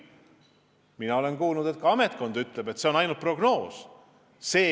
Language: Estonian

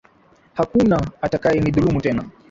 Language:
Swahili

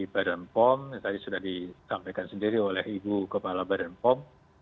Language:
Indonesian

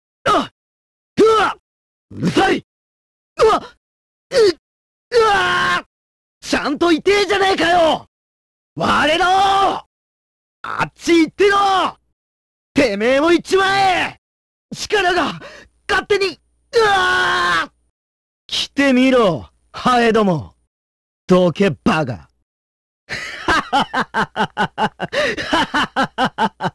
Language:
Japanese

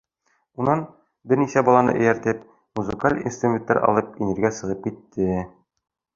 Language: Bashkir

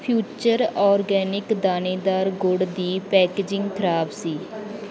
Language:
Punjabi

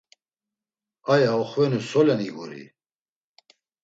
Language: Laz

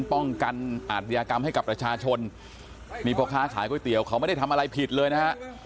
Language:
Thai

